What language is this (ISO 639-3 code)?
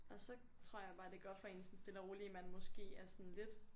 dan